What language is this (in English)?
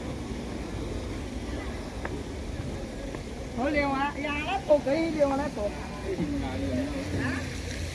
Indonesian